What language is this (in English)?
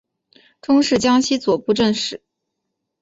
Chinese